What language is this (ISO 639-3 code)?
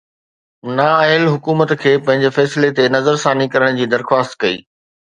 snd